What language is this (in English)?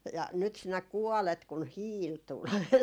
Finnish